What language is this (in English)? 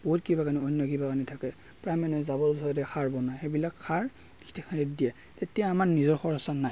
Assamese